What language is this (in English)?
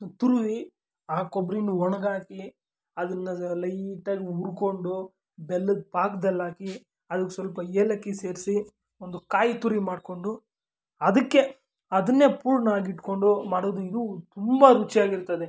Kannada